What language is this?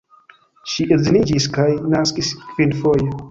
Esperanto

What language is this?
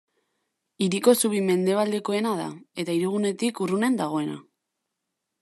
Basque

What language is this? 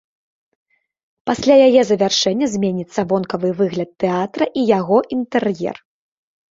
Belarusian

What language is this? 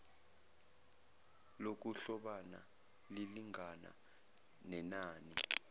Zulu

